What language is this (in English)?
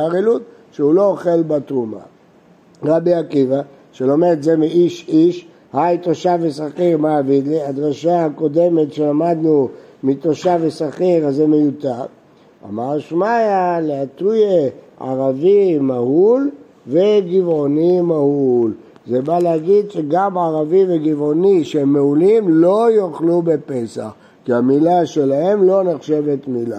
Hebrew